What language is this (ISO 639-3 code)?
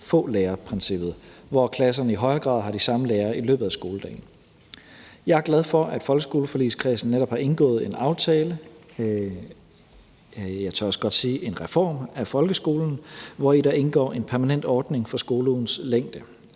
dan